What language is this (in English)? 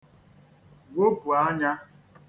Igbo